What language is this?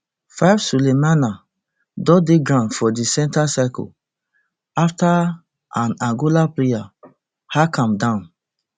Nigerian Pidgin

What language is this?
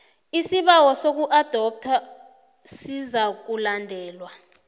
South Ndebele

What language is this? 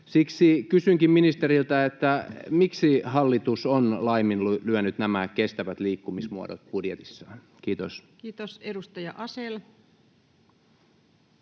Finnish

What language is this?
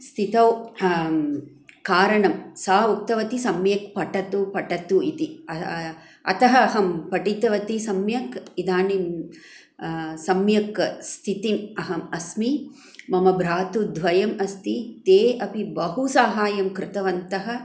Sanskrit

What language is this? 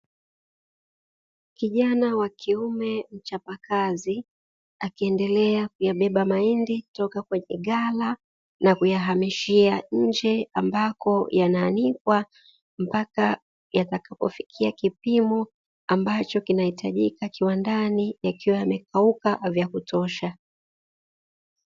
Swahili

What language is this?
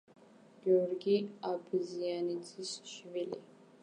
Georgian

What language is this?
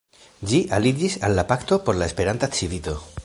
Esperanto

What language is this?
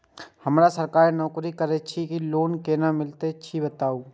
Maithili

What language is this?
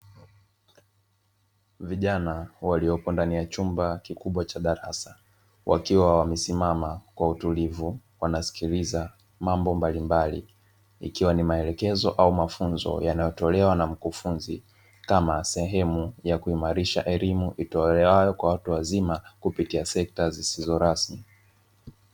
Swahili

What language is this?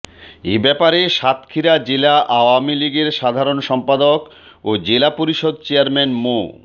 Bangla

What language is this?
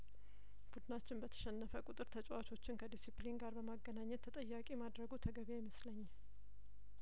Amharic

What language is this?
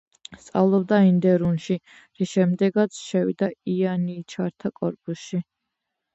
Georgian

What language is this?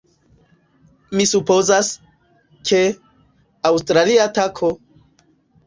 Esperanto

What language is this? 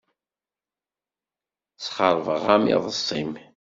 Kabyle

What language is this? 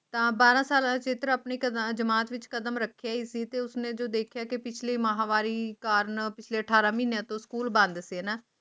Punjabi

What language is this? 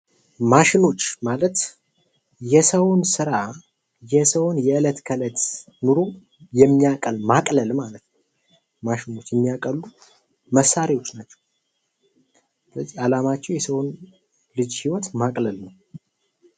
Amharic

